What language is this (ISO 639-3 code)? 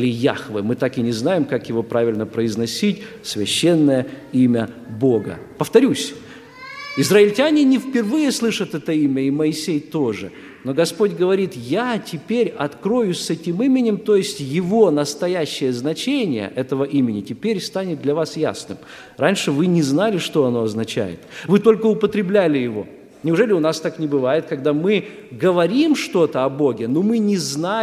rus